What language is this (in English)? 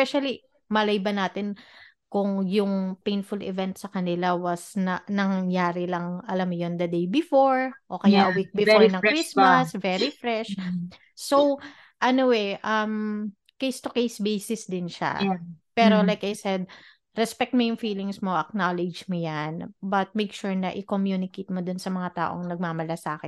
Filipino